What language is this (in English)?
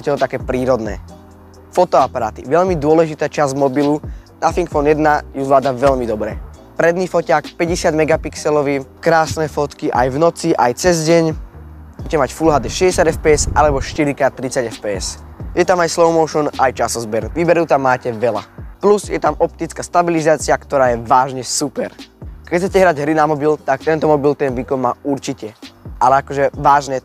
Czech